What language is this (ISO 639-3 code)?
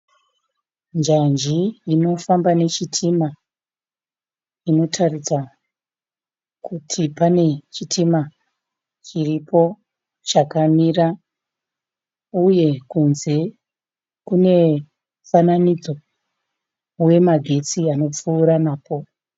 sna